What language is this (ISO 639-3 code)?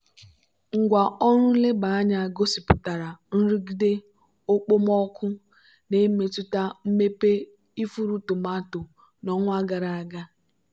ibo